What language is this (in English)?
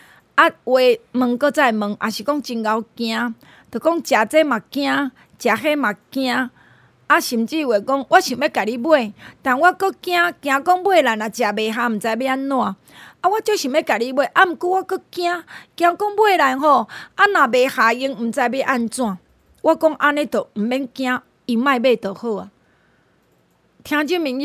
Chinese